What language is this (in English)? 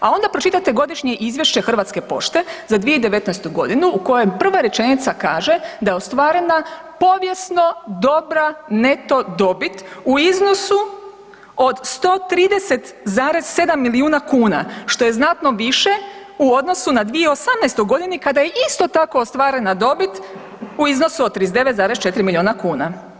Croatian